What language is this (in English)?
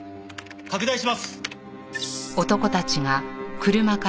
Japanese